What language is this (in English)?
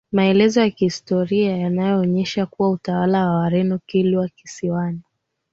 Swahili